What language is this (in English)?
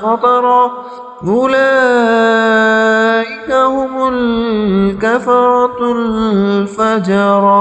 Arabic